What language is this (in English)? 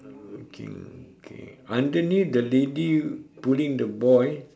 English